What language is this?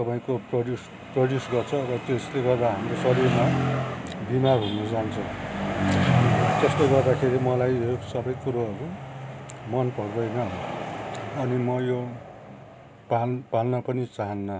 Nepali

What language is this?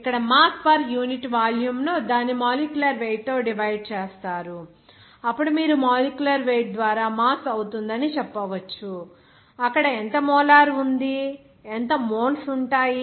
Telugu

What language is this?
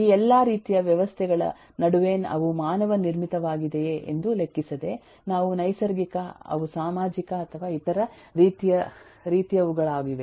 Kannada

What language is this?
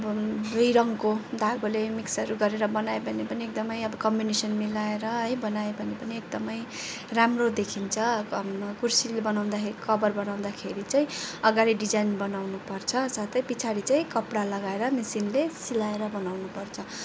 Nepali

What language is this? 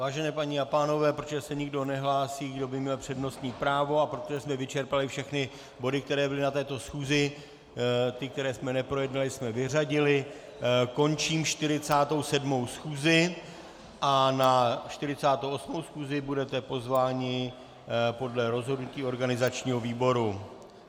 Czech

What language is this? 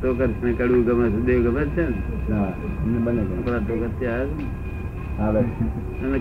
Gujarati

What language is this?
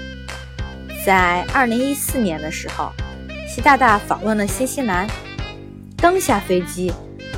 Chinese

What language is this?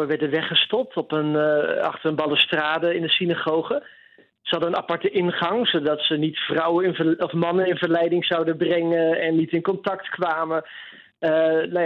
Dutch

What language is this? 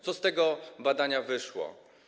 Polish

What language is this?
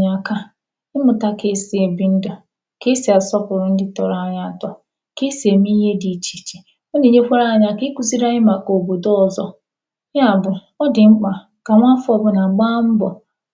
Igbo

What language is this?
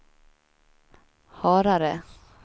Swedish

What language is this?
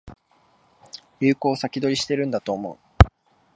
Japanese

